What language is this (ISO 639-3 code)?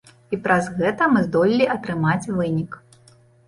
bel